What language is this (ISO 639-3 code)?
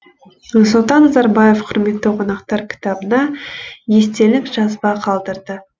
kaz